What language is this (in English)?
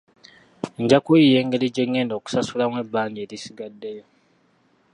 Ganda